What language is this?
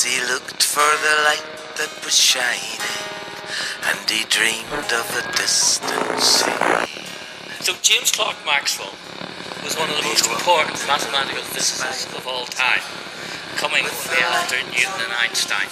Portuguese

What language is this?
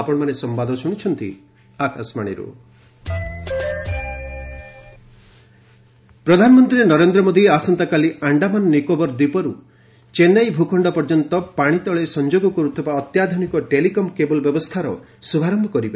Odia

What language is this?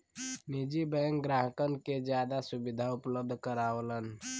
Bhojpuri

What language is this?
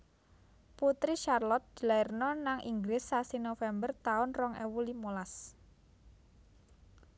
Javanese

